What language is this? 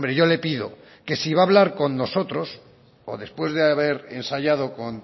Spanish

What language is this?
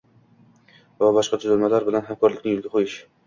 Uzbek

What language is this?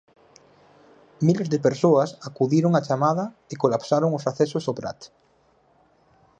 Galician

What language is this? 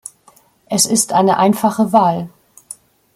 German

